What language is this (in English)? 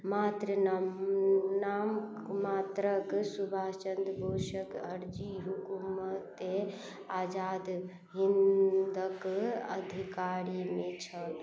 Maithili